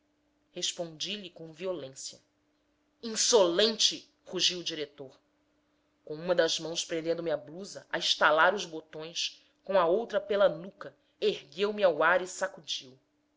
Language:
Portuguese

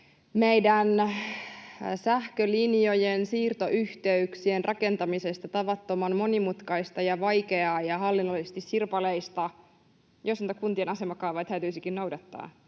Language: Finnish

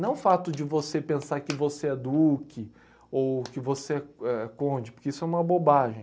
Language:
Portuguese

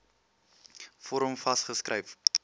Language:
Afrikaans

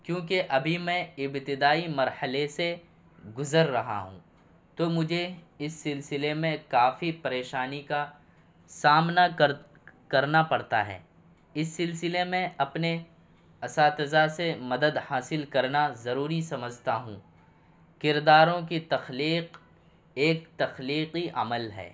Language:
Urdu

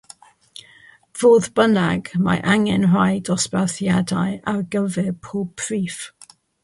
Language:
Welsh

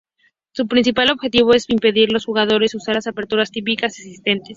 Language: Spanish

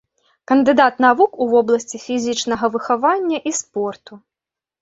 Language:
Belarusian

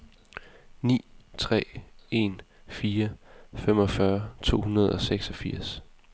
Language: Danish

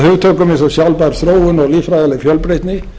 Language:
Icelandic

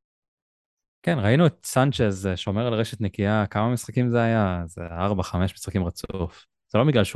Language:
Hebrew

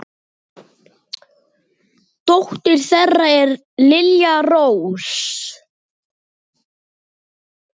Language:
Icelandic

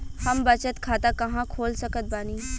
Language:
Bhojpuri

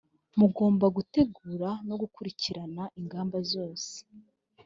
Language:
Kinyarwanda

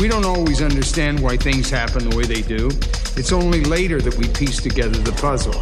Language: English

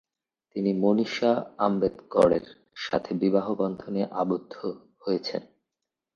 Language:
Bangla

